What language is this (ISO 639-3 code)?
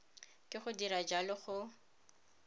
tsn